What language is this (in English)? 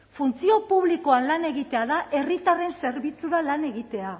Basque